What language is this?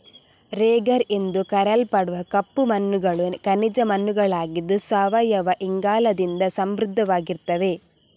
Kannada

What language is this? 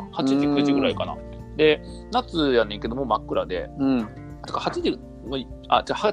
Japanese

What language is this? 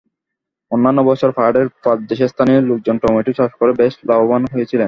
Bangla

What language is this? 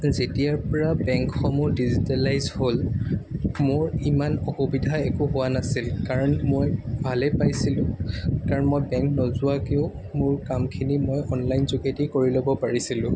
Assamese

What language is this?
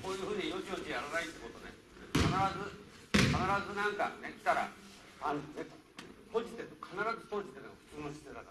Japanese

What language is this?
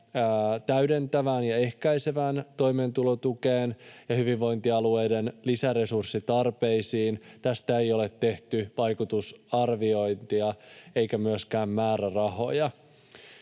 Finnish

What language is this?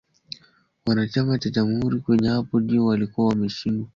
Swahili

